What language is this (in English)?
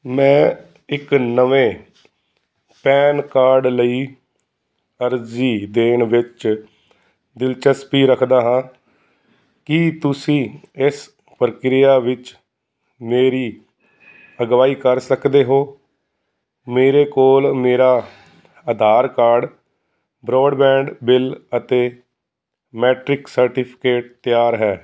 Punjabi